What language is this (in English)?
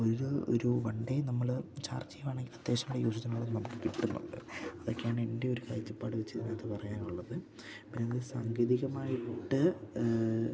Malayalam